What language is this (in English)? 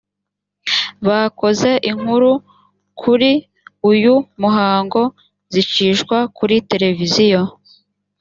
Kinyarwanda